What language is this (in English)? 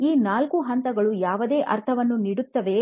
Kannada